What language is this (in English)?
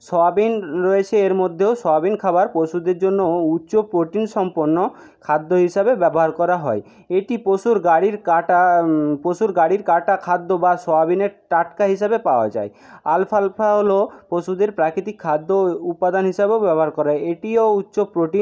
Bangla